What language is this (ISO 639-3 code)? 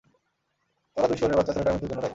ben